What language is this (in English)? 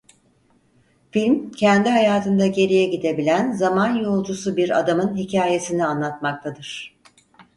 Turkish